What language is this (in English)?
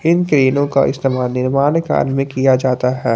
Hindi